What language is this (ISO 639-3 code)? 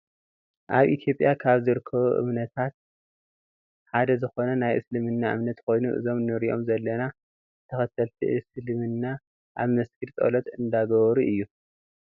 tir